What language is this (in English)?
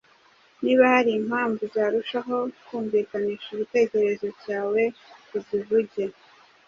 Kinyarwanda